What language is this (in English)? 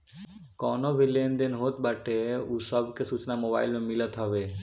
Bhojpuri